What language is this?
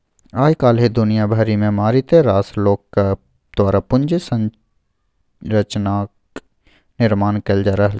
Maithili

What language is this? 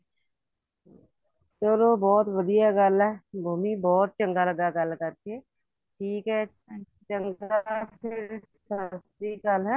Punjabi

